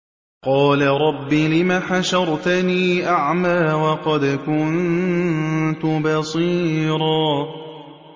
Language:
Arabic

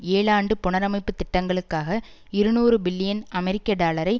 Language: Tamil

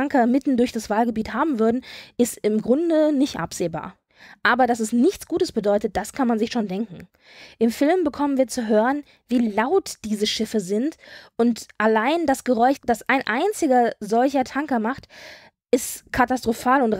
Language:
German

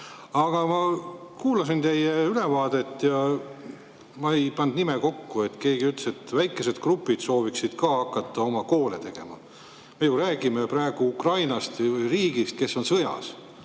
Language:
Estonian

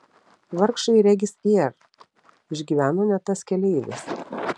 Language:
Lithuanian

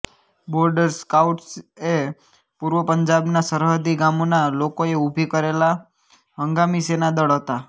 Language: Gujarati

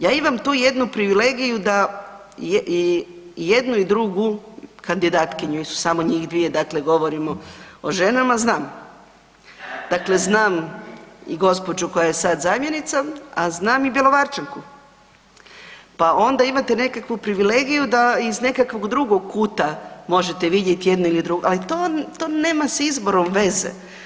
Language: Croatian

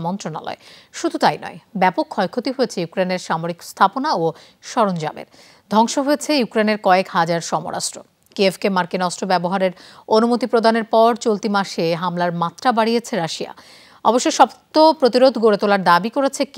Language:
Bangla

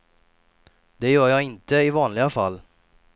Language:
Swedish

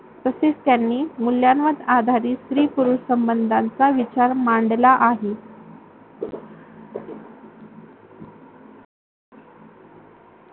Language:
Marathi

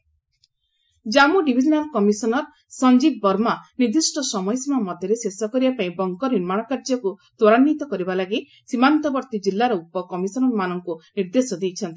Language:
Odia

